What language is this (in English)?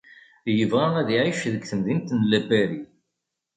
Kabyle